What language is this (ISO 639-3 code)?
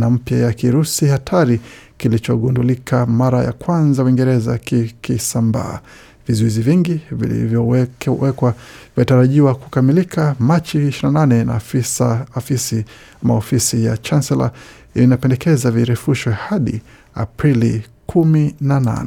swa